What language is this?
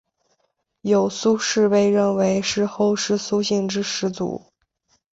Chinese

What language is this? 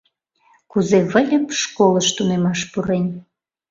Mari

